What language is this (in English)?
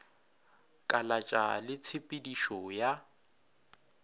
Northern Sotho